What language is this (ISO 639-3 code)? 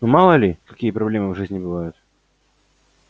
rus